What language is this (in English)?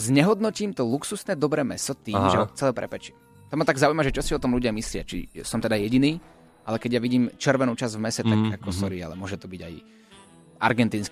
Slovak